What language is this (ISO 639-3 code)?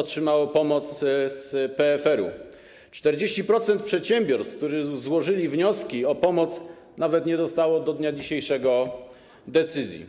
pol